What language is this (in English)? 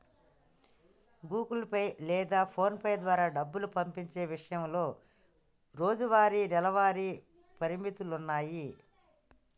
Telugu